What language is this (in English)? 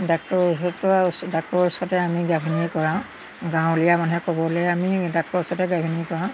Assamese